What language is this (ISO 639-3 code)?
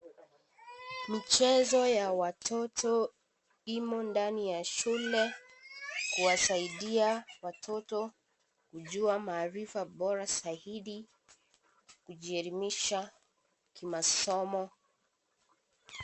swa